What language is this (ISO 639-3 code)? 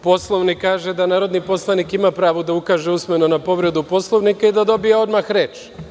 srp